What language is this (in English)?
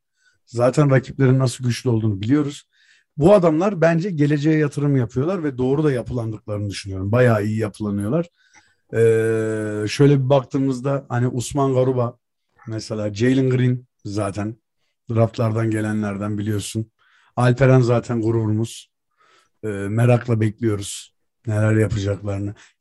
Turkish